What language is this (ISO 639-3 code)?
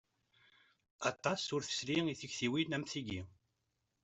kab